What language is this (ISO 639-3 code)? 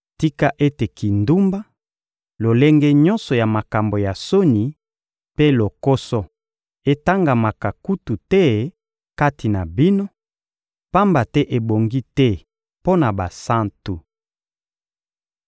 lin